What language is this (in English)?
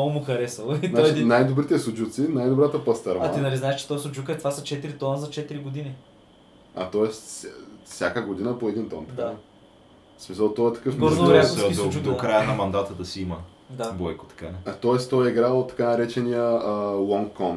Bulgarian